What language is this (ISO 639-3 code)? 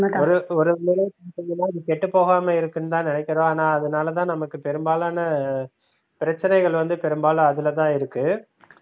tam